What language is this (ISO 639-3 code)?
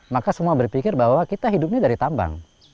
ind